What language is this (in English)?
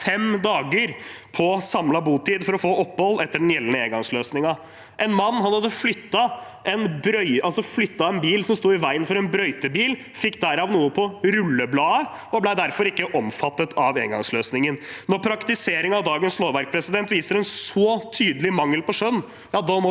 Norwegian